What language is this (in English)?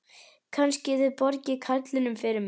Icelandic